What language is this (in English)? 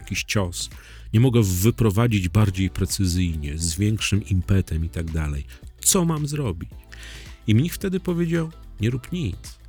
Polish